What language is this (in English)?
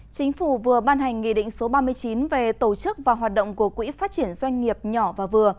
Vietnamese